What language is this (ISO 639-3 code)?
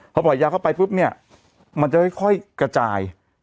tha